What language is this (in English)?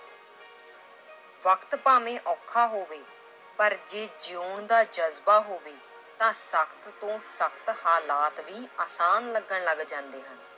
Punjabi